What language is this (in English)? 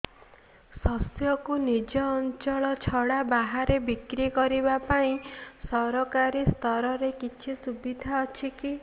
Odia